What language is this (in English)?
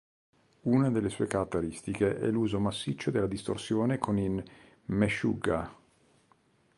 Italian